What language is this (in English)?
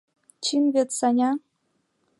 Mari